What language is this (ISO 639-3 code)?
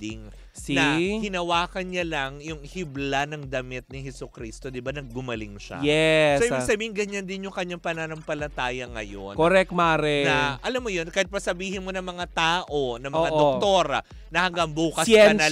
fil